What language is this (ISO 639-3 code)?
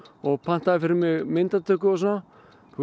isl